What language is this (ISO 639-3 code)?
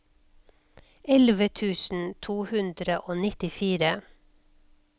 nor